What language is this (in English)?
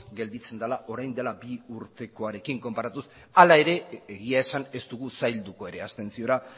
Basque